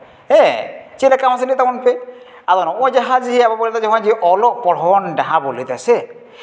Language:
Santali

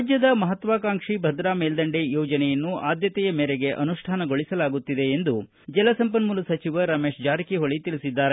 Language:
Kannada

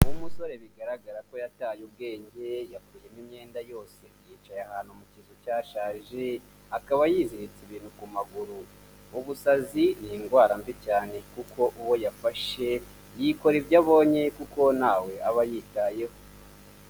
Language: Kinyarwanda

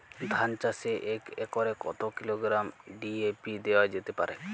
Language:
Bangla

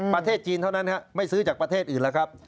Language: Thai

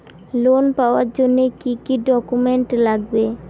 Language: Bangla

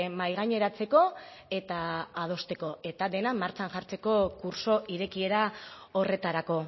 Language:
Basque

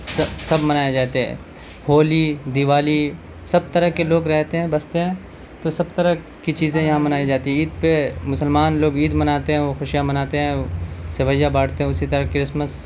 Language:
Urdu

